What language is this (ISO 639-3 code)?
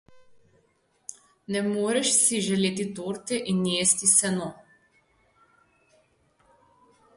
slv